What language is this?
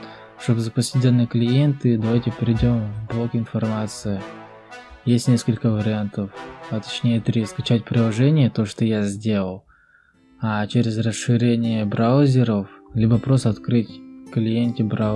Russian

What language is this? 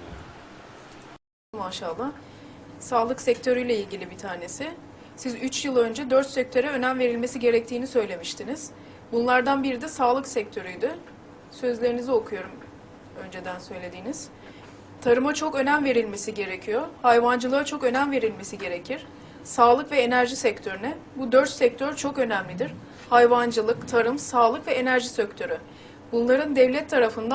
Turkish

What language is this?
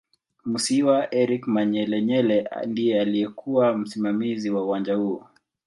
Swahili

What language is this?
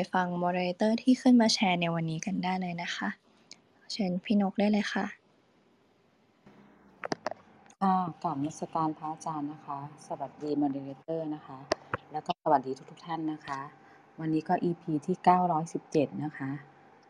Thai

